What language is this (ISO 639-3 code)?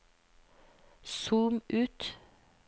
nor